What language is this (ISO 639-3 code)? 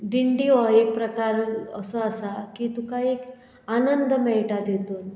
kok